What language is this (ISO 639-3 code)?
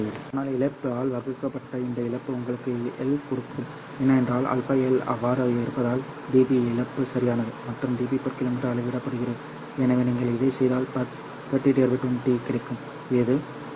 tam